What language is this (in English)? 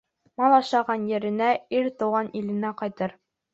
Bashkir